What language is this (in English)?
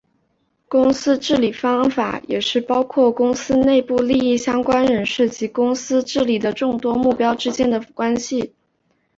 Chinese